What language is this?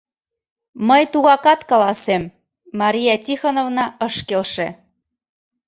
Mari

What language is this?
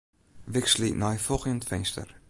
Western Frisian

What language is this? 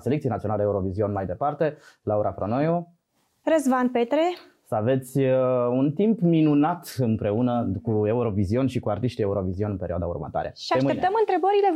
Romanian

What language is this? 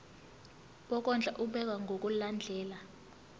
Zulu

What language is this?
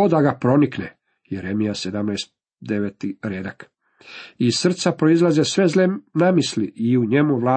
Croatian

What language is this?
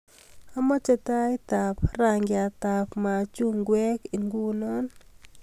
Kalenjin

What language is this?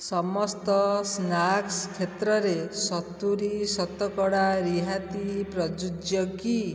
Odia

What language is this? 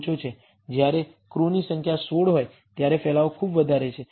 Gujarati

